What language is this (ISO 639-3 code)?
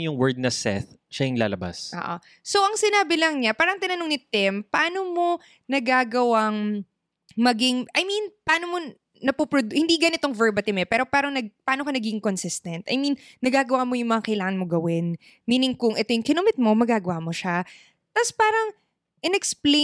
fil